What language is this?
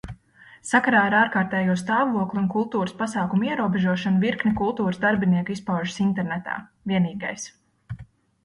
Latvian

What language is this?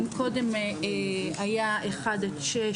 Hebrew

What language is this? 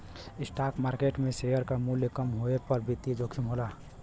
Bhojpuri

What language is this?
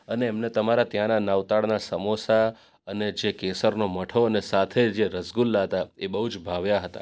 Gujarati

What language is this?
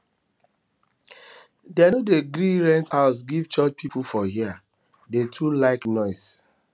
Nigerian Pidgin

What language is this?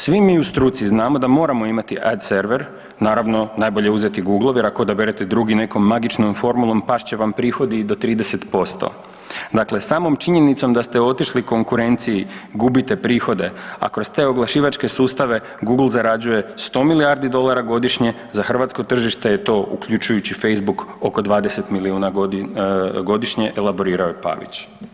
Croatian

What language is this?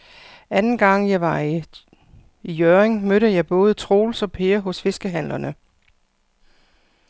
Danish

